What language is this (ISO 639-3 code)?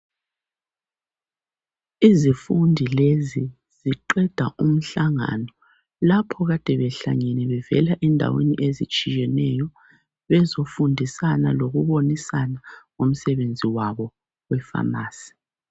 nde